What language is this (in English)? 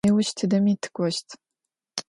Adyghe